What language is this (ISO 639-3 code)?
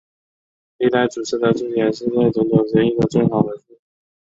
zho